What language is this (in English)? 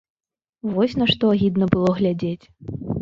Belarusian